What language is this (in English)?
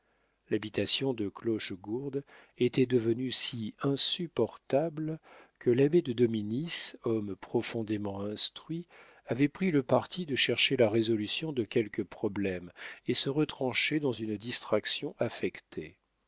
French